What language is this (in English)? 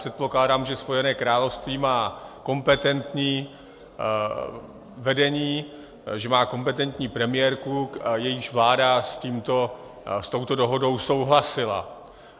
Czech